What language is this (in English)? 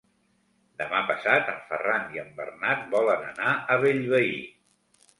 Catalan